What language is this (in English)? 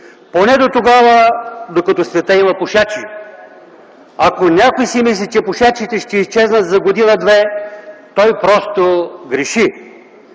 Bulgarian